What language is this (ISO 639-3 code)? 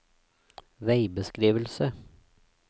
nor